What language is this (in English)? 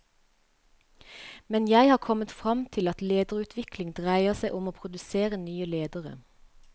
Norwegian